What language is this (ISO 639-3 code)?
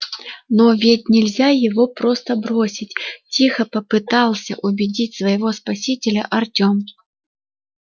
rus